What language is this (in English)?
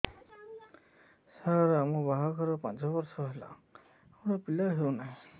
Odia